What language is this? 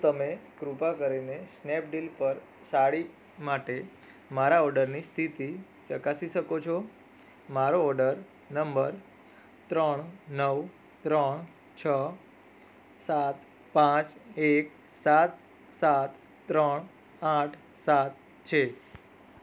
Gujarati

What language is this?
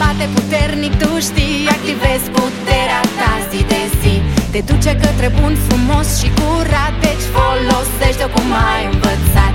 Romanian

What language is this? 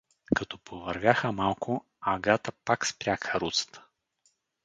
Bulgarian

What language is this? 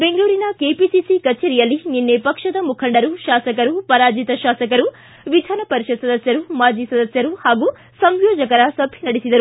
Kannada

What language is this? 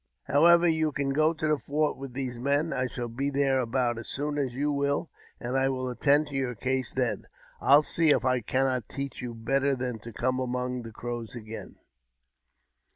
English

